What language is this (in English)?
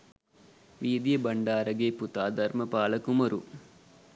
Sinhala